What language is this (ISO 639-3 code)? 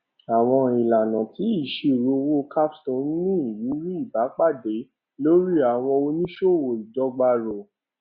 yor